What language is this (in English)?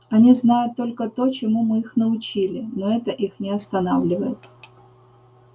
Russian